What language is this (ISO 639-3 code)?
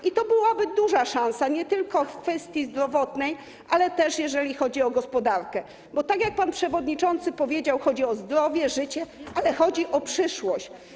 pol